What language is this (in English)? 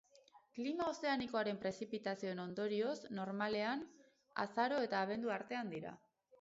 Basque